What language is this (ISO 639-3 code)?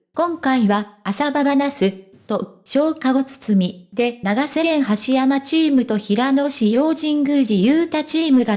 jpn